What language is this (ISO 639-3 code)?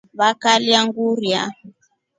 rof